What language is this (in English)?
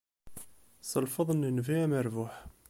Kabyle